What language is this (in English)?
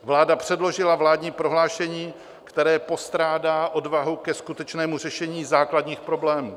Czech